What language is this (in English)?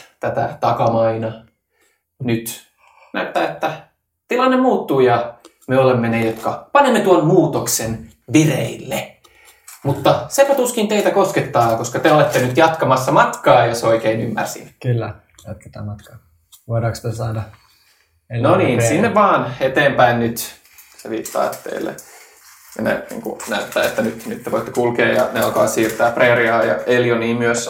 Finnish